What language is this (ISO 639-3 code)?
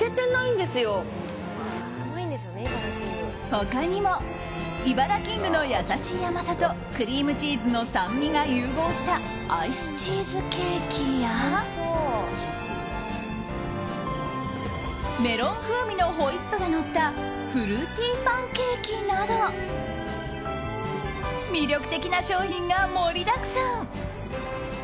jpn